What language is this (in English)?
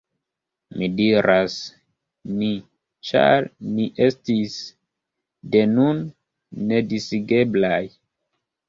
Esperanto